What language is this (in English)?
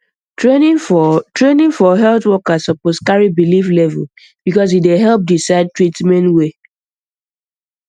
Nigerian Pidgin